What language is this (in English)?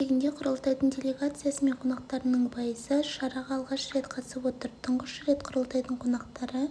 Kazakh